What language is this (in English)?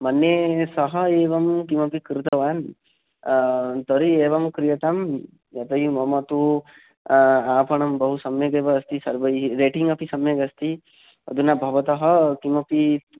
Sanskrit